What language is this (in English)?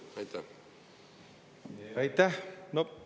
Estonian